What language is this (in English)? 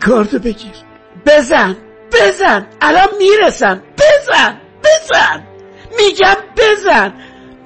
Persian